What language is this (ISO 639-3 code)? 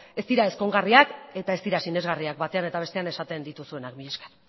eus